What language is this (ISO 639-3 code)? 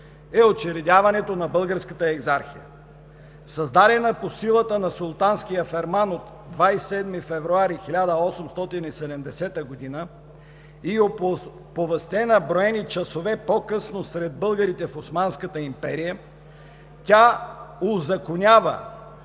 bul